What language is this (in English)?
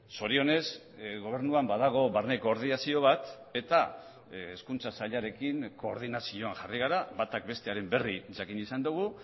Basque